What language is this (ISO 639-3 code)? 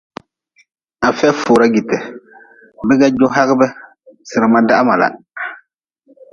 nmz